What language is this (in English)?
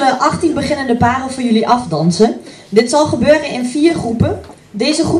Dutch